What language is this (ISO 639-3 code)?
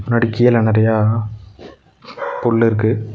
tam